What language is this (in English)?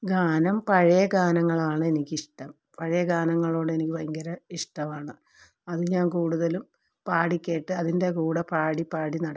Malayalam